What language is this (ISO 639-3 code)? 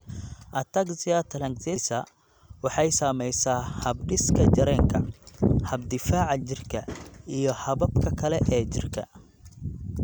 som